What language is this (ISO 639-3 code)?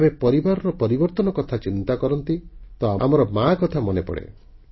ori